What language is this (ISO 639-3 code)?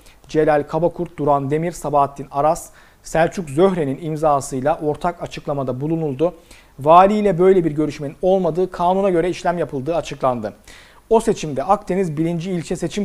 tur